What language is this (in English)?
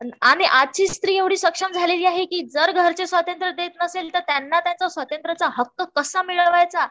Marathi